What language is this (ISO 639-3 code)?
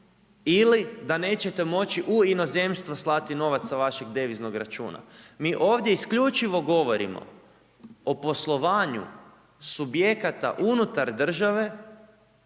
hrv